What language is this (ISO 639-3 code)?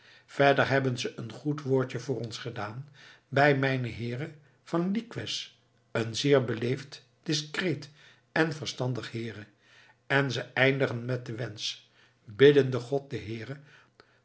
nld